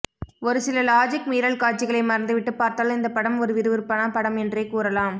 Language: Tamil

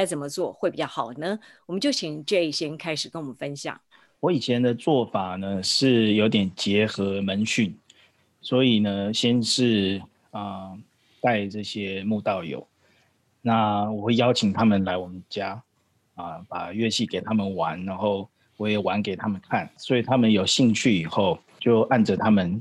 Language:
Chinese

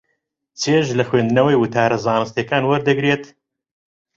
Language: Central Kurdish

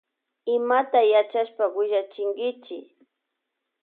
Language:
Loja Highland Quichua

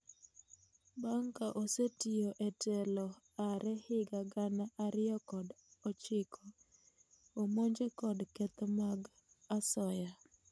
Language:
Luo (Kenya and Tanzania)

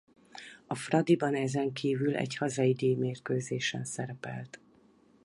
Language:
Hungarian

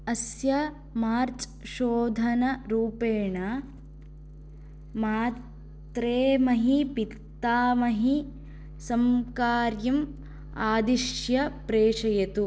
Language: Sanskrit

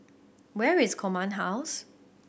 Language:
English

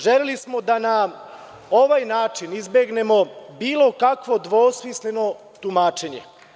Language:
Serbian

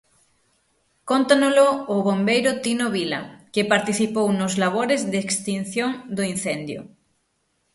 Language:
Galician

